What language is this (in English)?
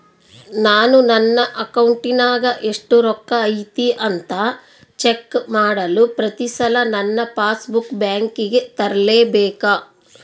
Kannada